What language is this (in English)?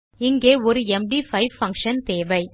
Tamil